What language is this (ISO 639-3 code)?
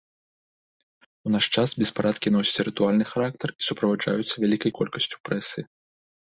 bel